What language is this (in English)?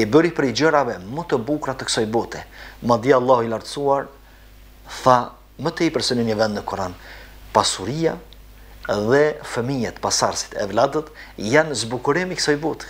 Romanian